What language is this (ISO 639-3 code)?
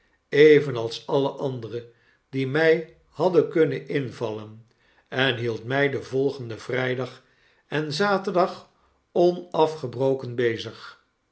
nld